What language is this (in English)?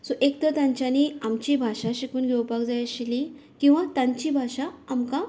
Konkani